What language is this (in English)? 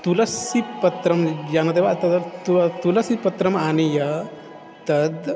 Sanskrit